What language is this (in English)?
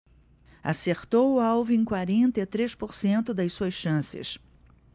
Portuguese